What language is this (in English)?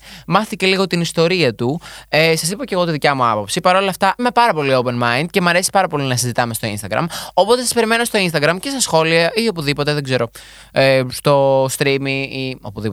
Greek